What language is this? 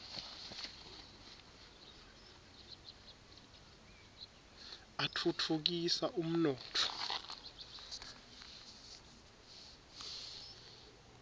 Swati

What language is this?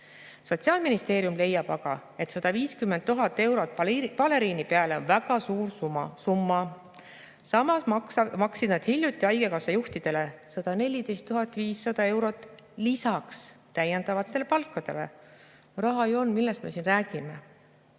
Estonian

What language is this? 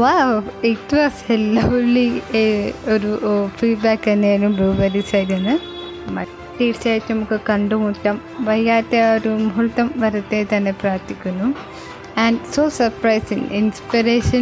Malayalam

